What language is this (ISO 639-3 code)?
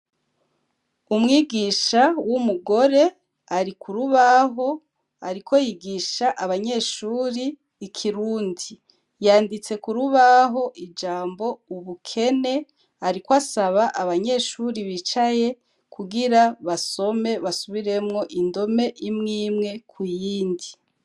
run